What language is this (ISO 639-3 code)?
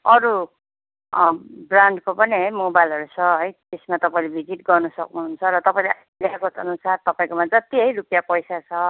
nep